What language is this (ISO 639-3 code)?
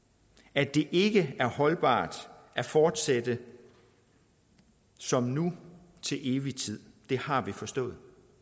dan